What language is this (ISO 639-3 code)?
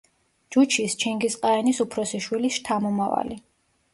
kat